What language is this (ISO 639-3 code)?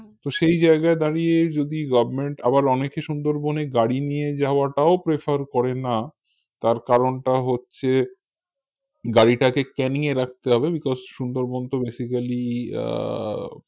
ben